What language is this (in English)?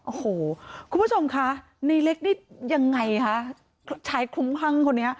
Thai